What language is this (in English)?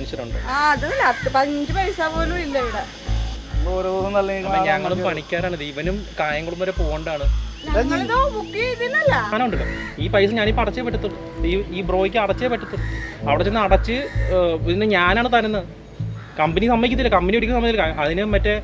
Malayalam